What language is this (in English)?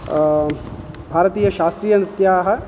Sanskrit